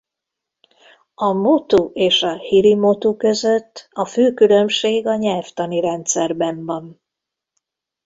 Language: Hungarian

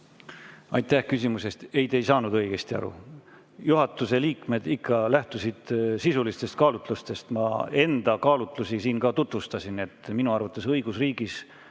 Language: Estonian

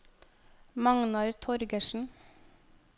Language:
Norwegian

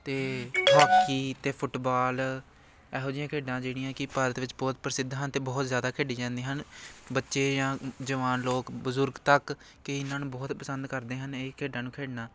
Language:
Punjabi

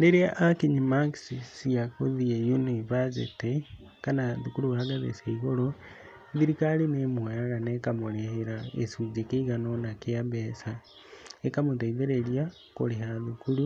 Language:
Kikuyu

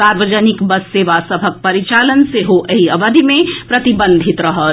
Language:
Maithili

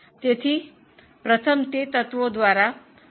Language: Gujarati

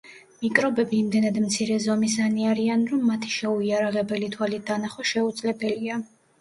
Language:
Georgian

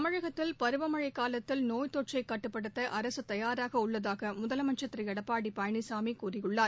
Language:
Tamil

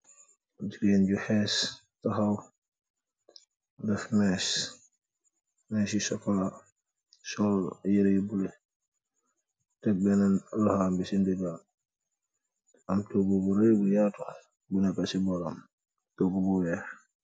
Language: Wolof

